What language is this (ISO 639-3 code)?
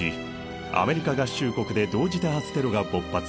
jpn